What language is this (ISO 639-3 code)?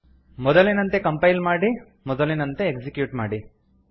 kan